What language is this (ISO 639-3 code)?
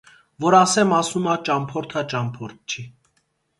hye